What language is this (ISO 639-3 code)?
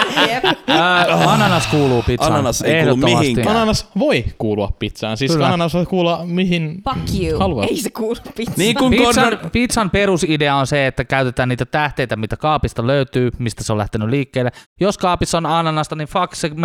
fin